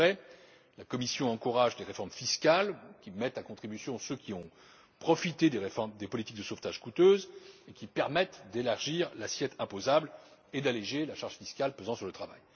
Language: French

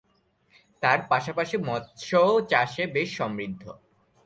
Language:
Bangla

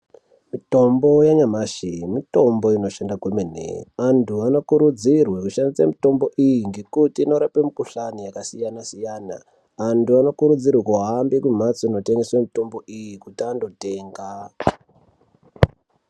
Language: Ndau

